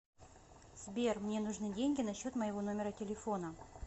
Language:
Russian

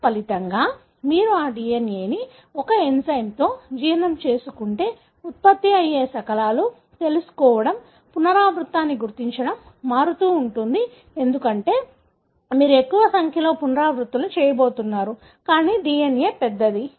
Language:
Telugu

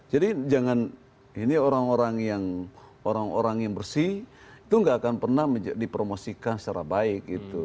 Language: Indonesian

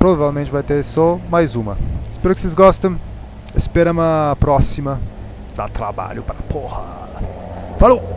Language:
Portuguese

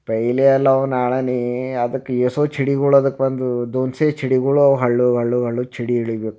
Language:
Kannada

